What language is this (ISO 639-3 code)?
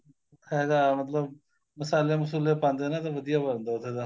pan